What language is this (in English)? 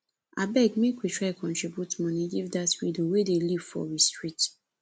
Nigerian Pidgin